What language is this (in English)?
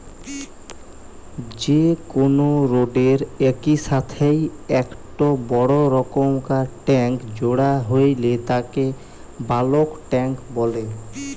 Bangla